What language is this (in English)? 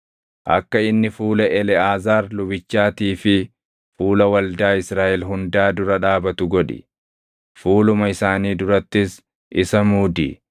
Oromo